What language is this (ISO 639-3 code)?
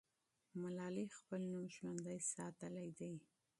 pus